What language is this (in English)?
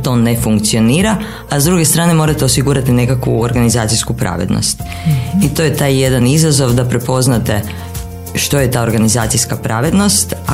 Croatian